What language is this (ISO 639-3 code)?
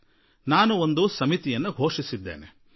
kan